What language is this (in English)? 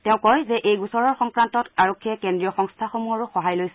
Assamese